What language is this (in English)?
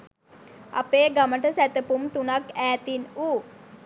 Sinhala